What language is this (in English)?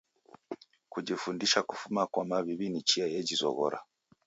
Taita